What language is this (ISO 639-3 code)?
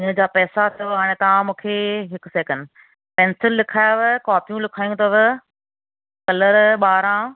snd